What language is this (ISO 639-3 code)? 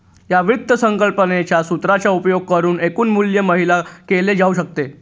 mar